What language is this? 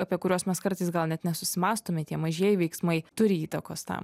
Lithuanian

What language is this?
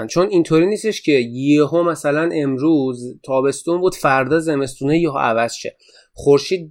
Persian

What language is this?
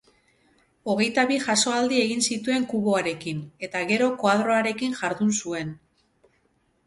Basque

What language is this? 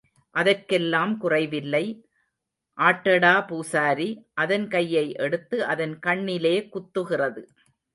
Tamil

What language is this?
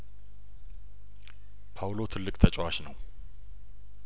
Amharic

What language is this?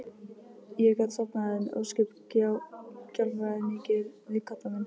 Icelandic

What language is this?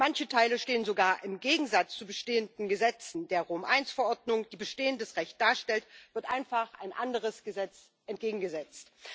German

